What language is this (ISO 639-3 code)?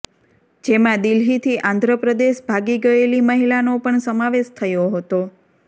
guj